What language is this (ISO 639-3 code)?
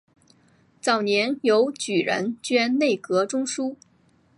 zho